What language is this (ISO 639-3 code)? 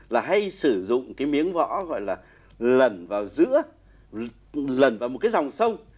vie